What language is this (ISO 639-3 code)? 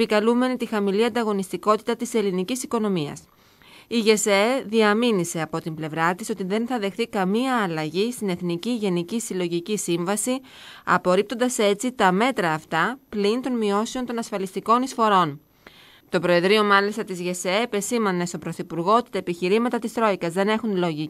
ell